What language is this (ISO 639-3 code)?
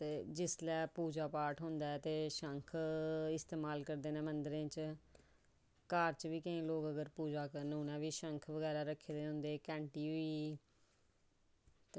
doi